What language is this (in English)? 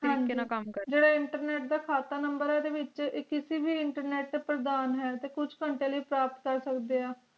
Punjabi